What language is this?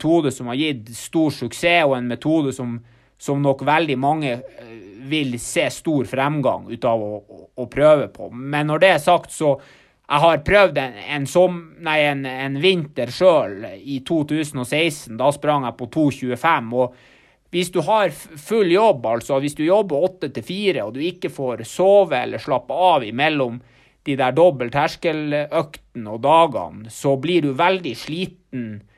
Swedish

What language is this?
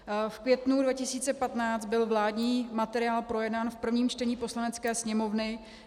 Czech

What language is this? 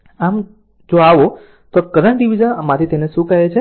Gujarati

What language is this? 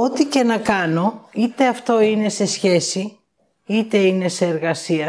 Greek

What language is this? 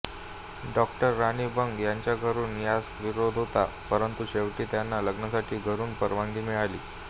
Marathi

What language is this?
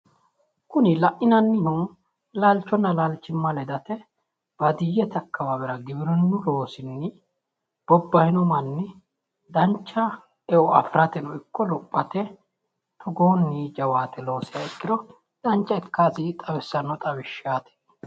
Sidamo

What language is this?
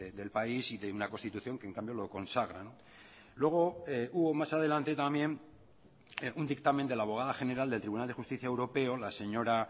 Spanish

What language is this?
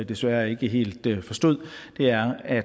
Danish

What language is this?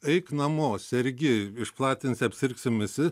Lithuanian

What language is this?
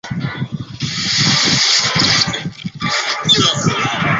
Chinese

